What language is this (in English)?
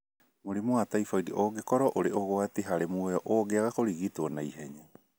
Kikuyu